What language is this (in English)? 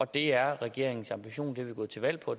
Danish